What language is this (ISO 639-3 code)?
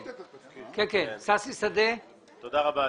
heb